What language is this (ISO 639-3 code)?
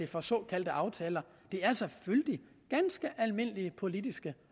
dan